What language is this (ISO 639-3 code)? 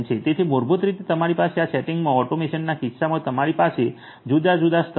guj